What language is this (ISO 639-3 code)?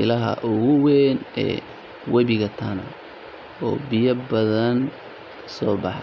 som